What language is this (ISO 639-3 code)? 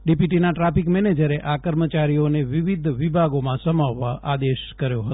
guj